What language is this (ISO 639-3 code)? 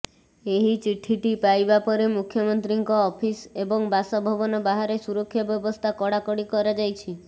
ori